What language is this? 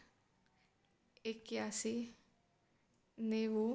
Gujarati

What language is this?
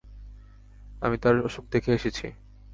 Bangla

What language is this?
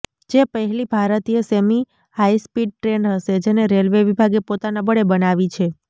Gujarati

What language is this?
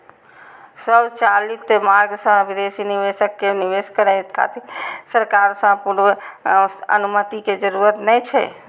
Maithili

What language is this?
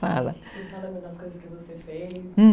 Portuguese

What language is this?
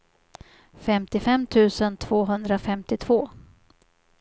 Swedish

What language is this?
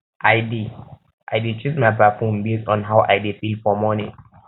Nigerian Pidgin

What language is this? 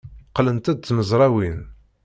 Kabyle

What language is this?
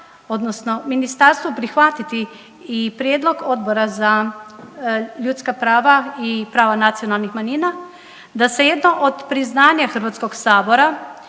Croatian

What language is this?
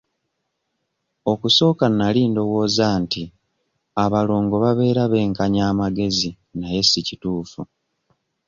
Ganda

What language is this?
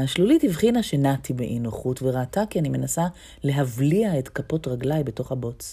Hebrew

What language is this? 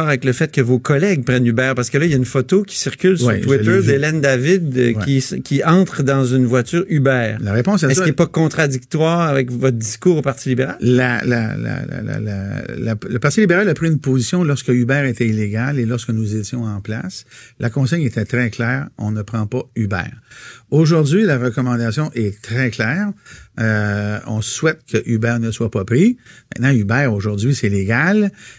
French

